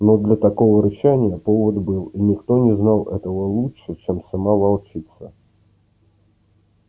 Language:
Russian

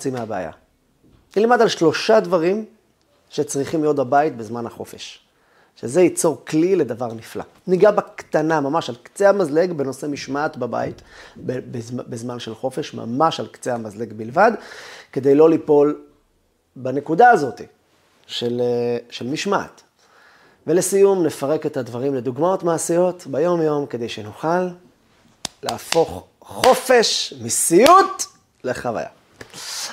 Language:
Hebrew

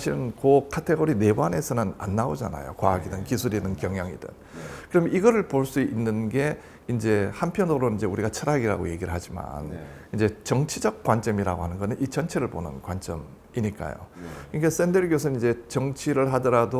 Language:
Korean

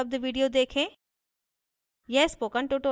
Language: Hindi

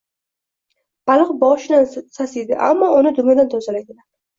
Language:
Uzbek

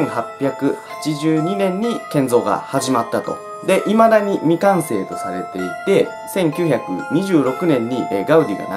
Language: Japanese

